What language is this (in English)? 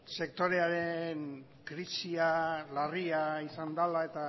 Basque